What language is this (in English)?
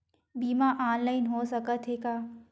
Chhattisgarhi